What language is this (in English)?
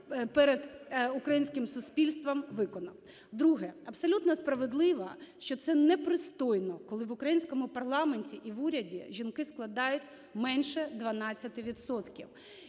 Ukrainian